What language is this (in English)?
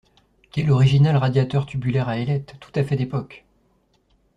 French